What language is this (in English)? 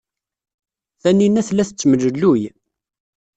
Kabyle